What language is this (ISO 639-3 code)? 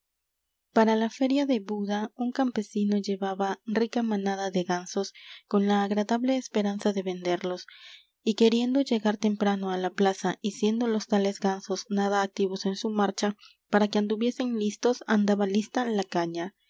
spa